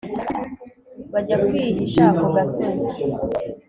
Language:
Kinyarwanda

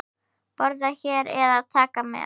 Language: Icelandic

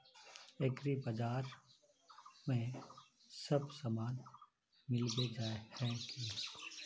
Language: Magahi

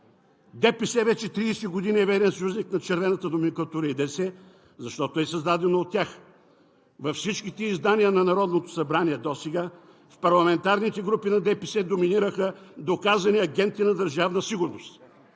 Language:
Bulgarian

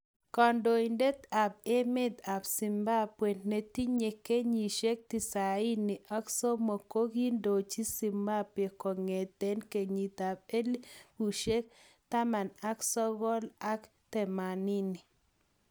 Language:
Kalenjin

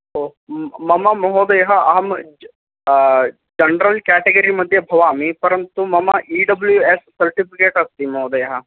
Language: Sanskrit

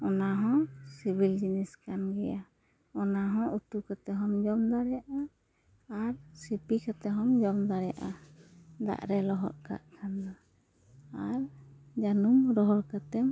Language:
Santali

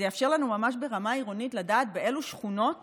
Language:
Hebrew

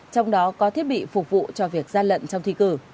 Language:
Vietnamese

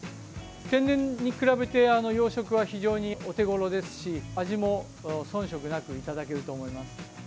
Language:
Japanese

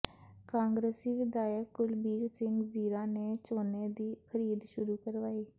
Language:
Punjabi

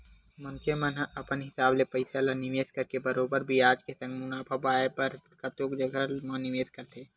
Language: Chhattisgarhi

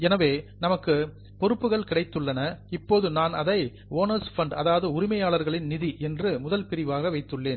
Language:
Tamil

